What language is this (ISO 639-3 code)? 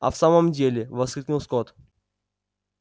rus